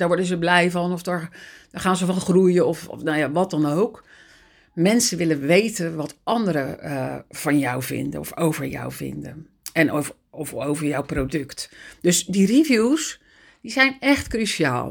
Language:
Dutch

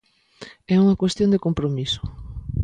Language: Galician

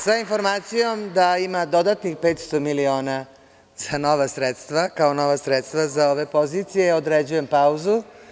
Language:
Serbian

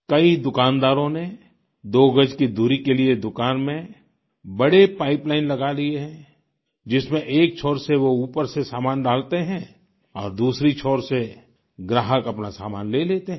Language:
Hindi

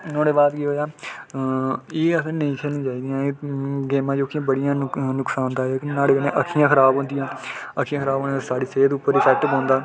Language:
Dogri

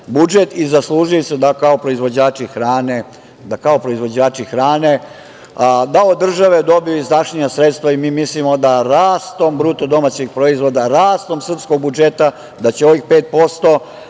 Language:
Serbian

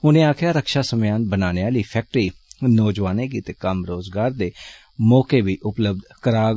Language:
Dogri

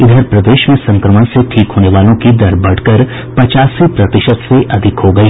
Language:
Hindi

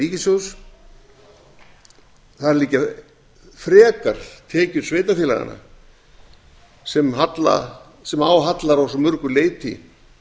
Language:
Icelandic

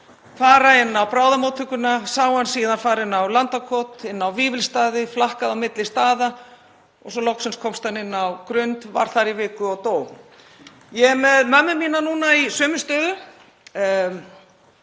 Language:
Icelandic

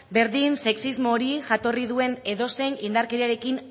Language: Basque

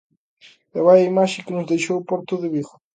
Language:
Galician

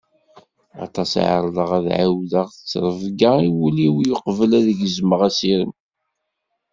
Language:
Kabyle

